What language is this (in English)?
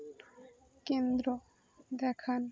Bangla